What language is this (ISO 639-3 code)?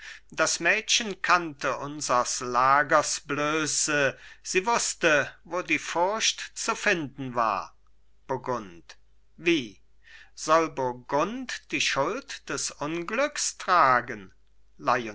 deu